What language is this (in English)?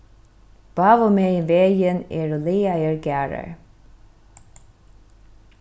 Faroese